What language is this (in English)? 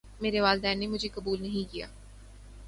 Urdu